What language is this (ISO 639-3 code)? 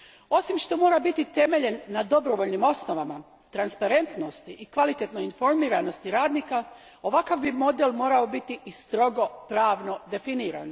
hrv